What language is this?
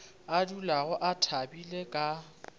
Northern Sotho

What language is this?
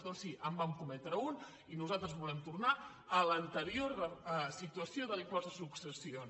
Catalan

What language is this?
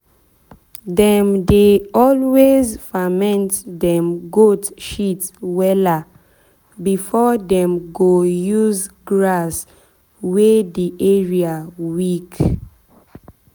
Nigerian Pidgin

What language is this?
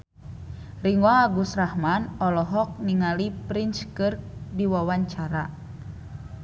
Sundanese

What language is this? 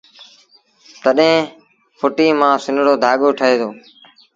Sindhi Bhil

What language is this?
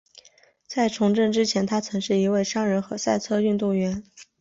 Chinese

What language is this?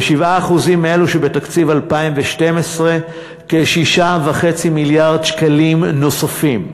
Hebrew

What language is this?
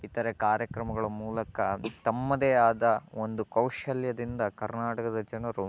Kannada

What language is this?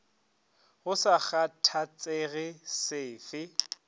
Northern Sotho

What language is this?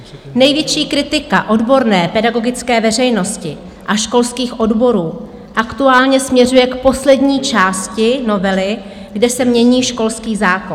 Czech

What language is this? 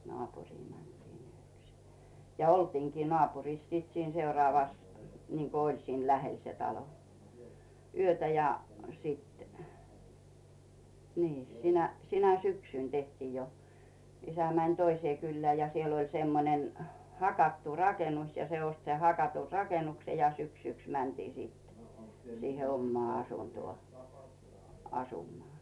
Finnish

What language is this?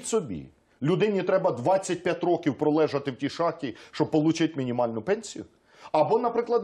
Ukrainian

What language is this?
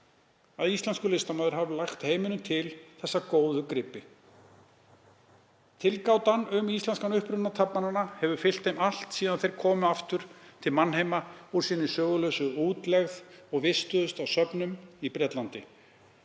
Icelandic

